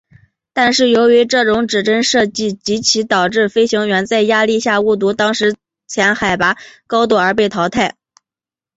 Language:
Chinese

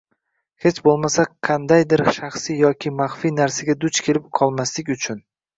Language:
Uzbek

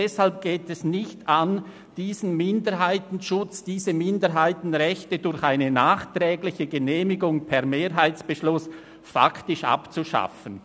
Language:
Swiss German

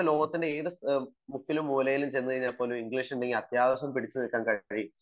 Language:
Malayalam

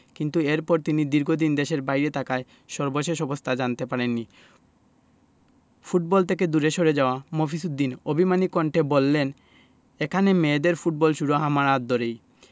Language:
Bangla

